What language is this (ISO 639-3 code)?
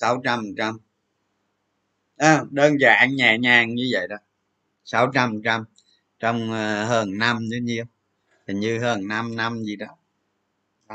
vie